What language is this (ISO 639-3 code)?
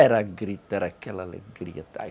por